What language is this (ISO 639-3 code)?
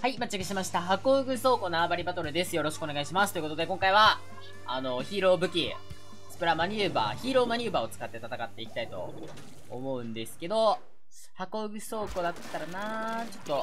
jpn